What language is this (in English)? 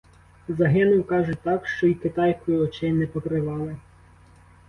Ukrainian